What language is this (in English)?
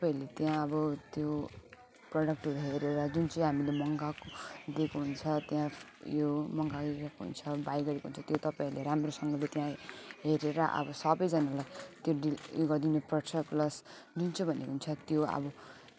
Nepali